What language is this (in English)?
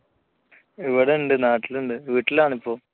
Malayalam